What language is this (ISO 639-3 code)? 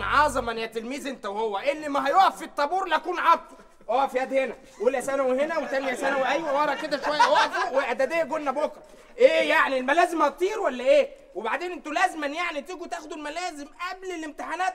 ara